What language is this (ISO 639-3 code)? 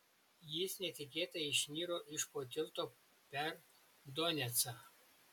lit